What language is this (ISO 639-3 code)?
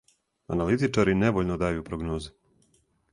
srp